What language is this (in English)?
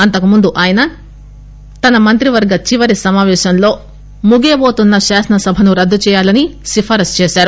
Telugu